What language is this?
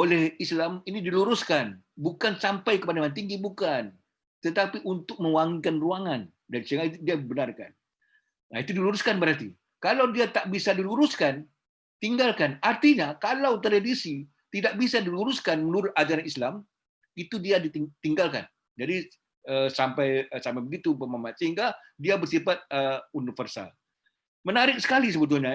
Indonesian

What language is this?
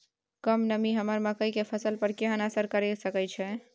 Maithili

